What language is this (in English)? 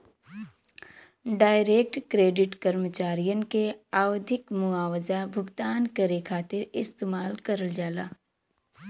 Bhojpuri